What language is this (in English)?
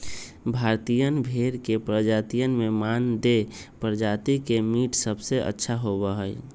Magahi